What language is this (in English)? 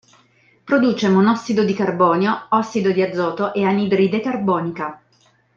Italian